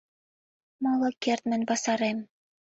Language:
Mari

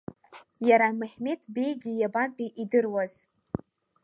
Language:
Abkhazian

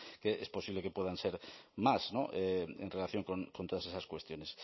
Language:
Spanish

